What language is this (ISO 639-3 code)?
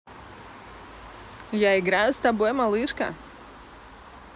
rus